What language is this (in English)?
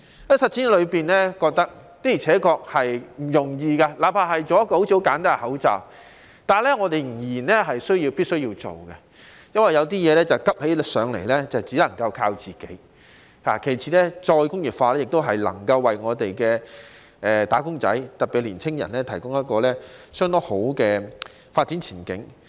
Cantonese